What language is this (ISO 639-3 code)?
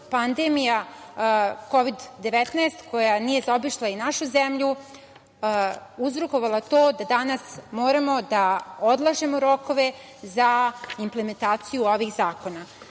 srp